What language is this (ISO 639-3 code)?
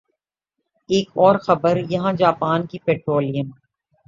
urd